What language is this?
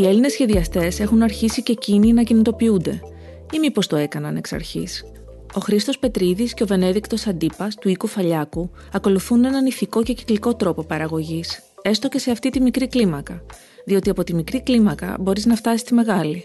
Greek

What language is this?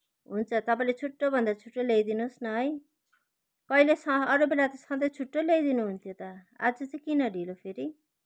Nepali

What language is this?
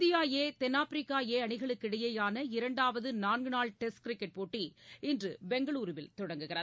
Tamil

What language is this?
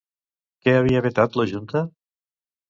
Catalan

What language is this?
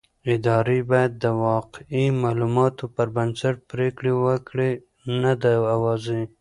Pashto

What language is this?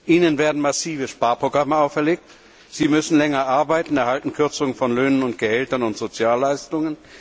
German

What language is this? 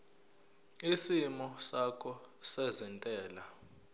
Zulu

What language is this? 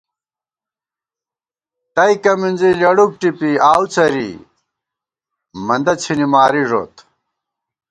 Gawar-Bati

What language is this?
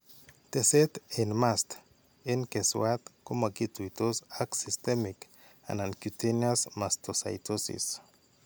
Kalenjin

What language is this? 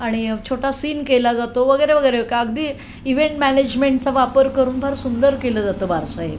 Marathi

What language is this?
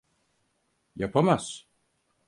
Turkish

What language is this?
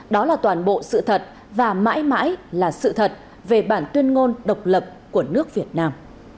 Vietnamese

